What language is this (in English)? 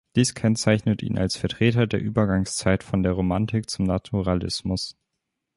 German